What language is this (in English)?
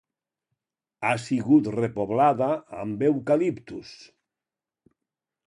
Catalan